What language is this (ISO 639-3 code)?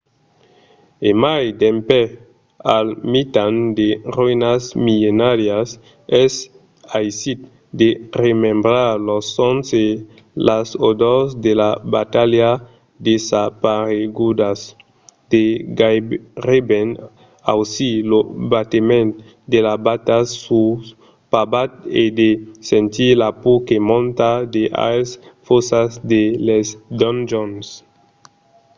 oci